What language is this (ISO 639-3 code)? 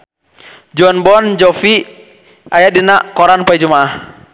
sun